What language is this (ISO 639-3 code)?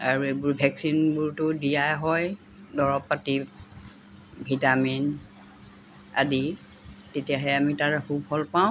asm